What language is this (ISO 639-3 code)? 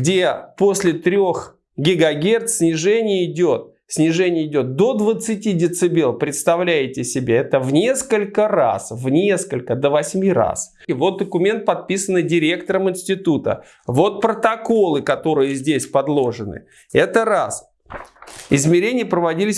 rus